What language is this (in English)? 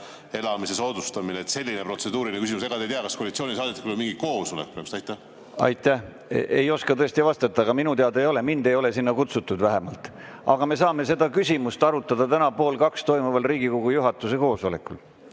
Estonian